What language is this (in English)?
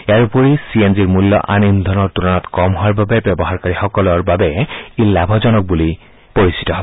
Assamese